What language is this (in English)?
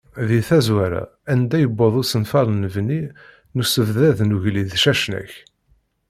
Kabyle